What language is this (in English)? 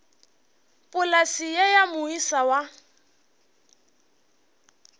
Northern Sotho